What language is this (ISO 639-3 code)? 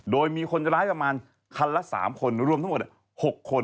tha